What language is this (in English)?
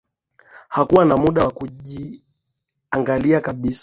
Swahili